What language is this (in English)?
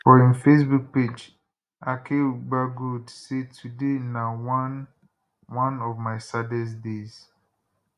Nigerian Pidgin